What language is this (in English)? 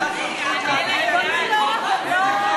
Hebrew